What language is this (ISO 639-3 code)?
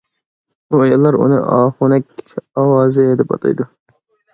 uig